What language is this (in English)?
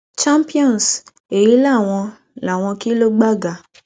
Yoruba